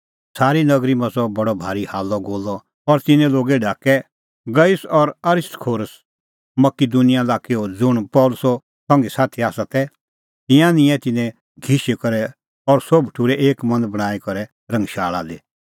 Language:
Kullu Pahari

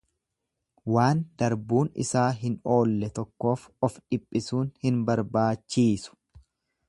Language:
Oromo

